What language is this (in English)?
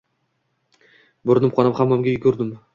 Uzbek